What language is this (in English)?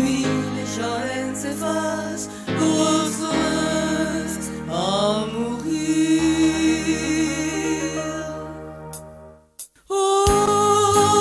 Turkish